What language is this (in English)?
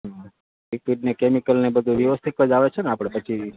Gujarati